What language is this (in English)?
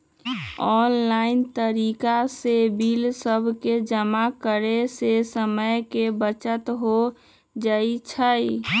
Magahi